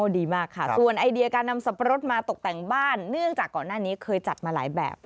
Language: Thai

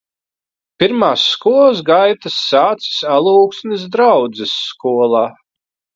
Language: Latvian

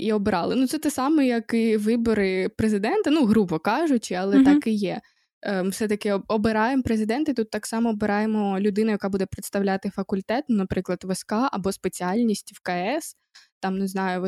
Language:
Ukrainian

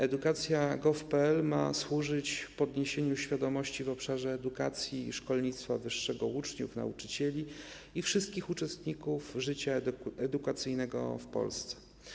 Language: Polish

